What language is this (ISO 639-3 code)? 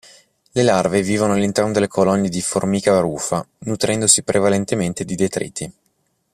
ita